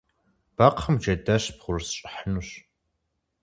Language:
Kabardian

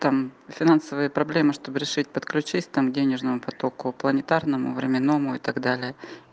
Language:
Russian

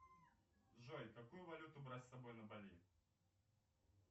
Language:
Russian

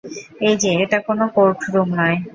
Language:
Bangla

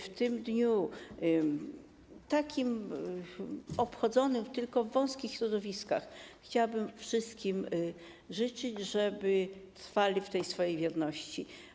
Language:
Polish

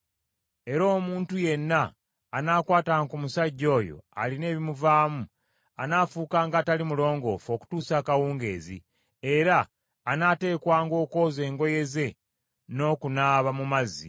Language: Ganda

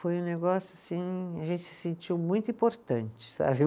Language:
Portuguese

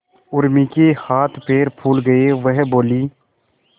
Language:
Hindi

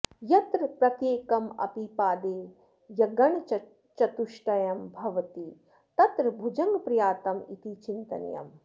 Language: Sanskrit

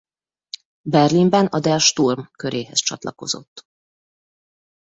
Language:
Hungarian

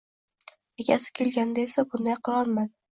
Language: Uzbek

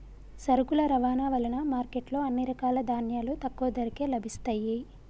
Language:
Telugu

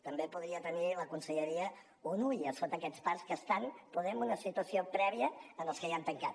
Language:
Catalan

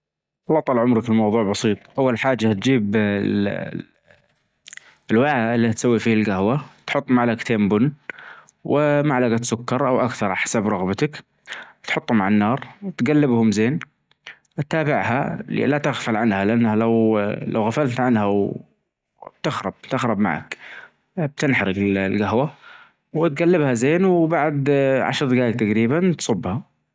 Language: Najdi Arabic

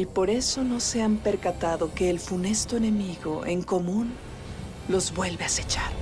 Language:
Spanish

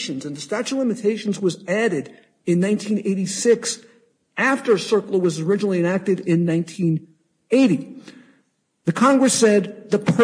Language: English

